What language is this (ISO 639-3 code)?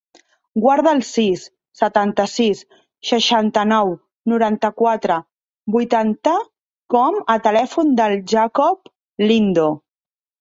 cat